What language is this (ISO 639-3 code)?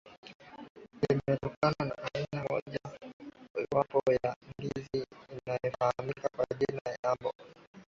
swa